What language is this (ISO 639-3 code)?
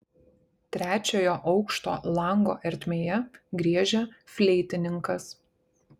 lit